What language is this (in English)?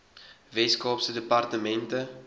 Afrikaans